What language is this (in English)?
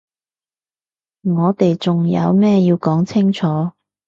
Cantonese